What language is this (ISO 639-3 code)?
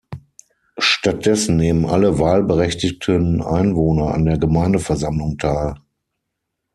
deu